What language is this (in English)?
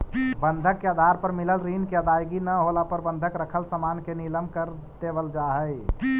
Magahi